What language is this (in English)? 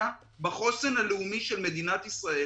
Hebrew